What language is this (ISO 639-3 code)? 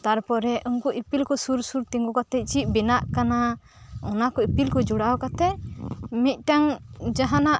sat